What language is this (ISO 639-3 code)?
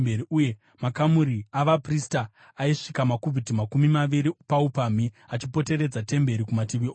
sna